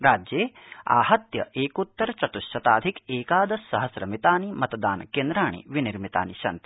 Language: Sanskrit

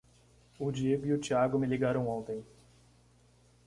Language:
Portuguese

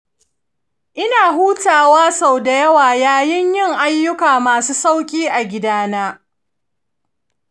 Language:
Hausa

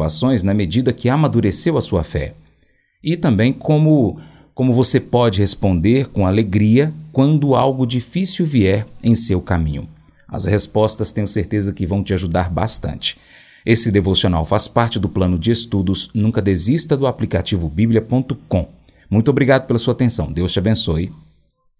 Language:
Portuguese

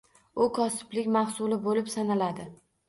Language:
Uzbek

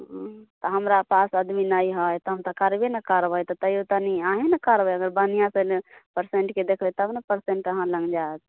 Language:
Maithili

